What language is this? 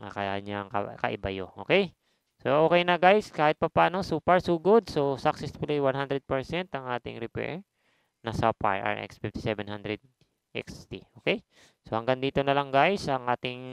Filipino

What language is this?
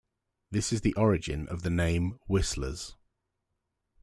English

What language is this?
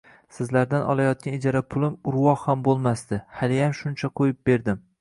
Uzbek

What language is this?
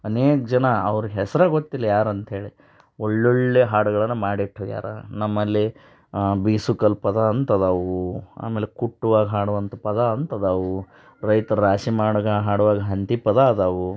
Kannada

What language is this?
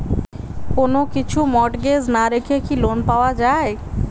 Bangla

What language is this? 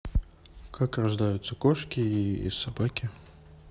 Russian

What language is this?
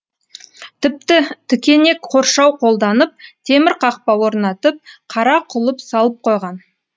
Kazakh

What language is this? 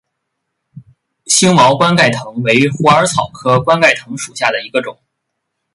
Chinese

